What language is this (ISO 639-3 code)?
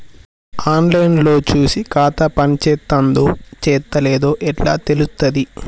tel